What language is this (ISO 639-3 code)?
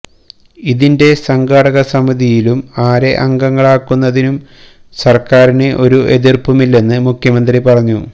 mal